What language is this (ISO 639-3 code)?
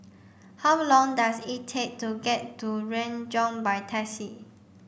eng